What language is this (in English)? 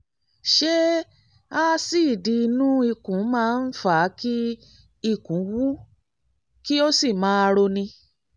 Yoruba